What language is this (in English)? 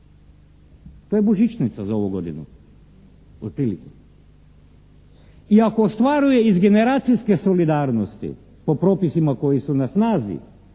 Croatian